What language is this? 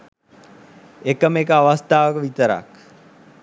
Sinhala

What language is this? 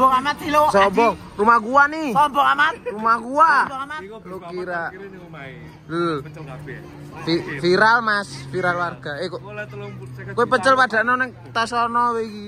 Indonesian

